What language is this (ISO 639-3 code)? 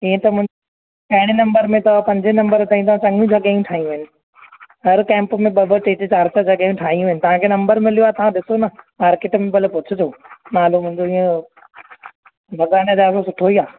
snd